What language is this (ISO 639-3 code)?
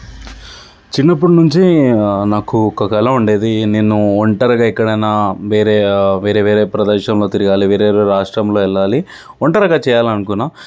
tel